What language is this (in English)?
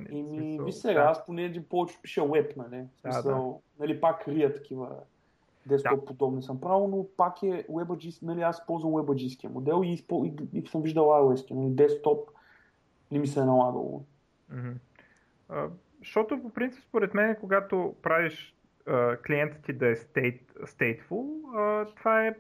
Bulgarian